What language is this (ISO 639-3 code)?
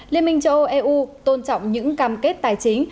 vie